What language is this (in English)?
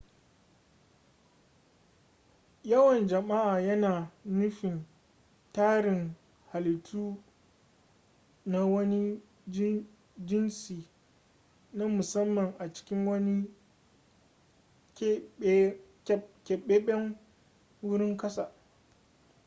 Hausa